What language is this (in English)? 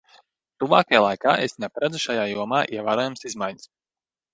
Latvian